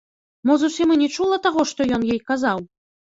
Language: Belarusian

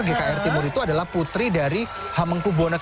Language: Indonesian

